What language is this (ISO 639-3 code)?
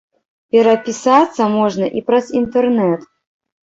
bel